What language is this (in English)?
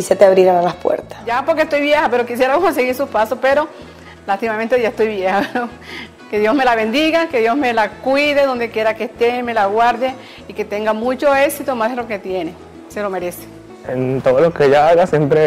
Spanish